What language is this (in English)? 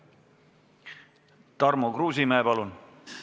Estonian